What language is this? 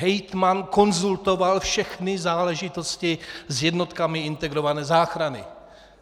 Czech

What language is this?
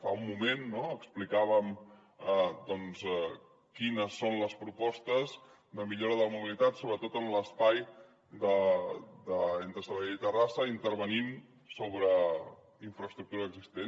Catalan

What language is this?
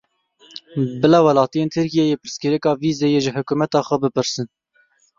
Kurdish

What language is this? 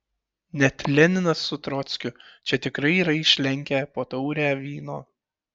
Lithuanian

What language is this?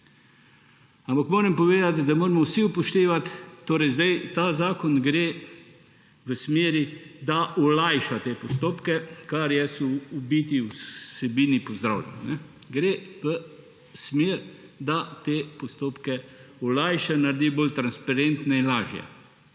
Slovenian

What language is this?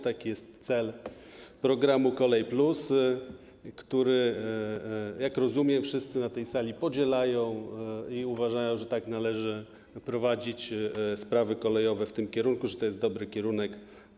Polish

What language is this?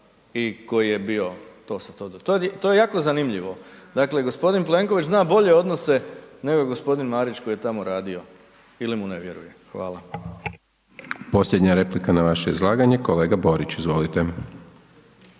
Croatian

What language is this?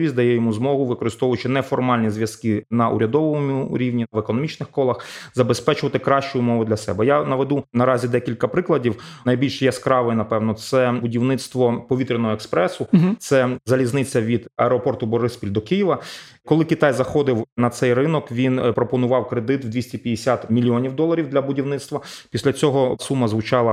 Ukrainian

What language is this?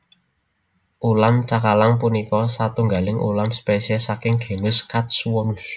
Javanese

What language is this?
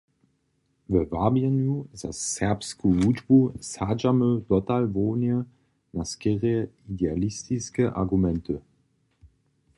Upper Sorbian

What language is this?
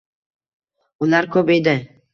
Uzbek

